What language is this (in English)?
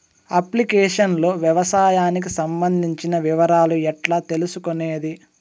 Telugu